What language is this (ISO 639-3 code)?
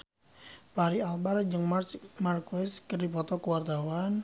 sun